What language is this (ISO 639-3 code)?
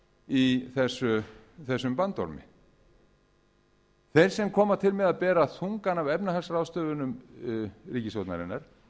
isl